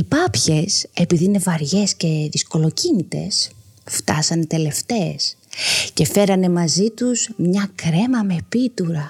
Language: Greek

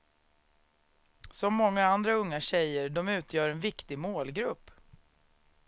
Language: Swedish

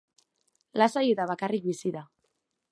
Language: Basque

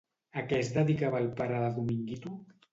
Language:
Catalan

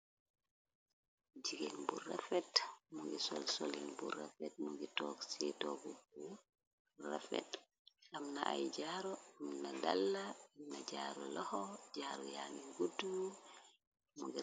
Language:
Wolof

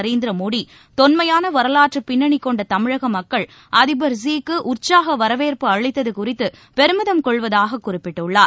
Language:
Tamil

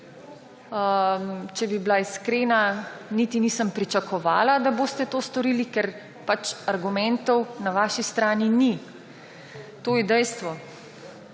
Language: Slovenian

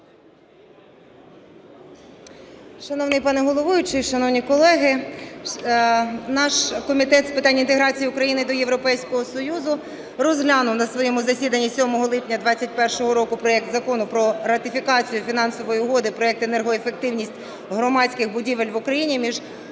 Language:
Ukrainian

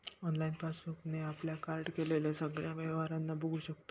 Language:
Marathi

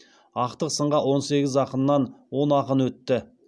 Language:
Kazakh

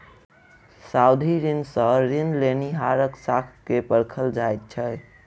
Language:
Maithili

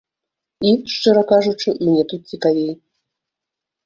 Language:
Belarusian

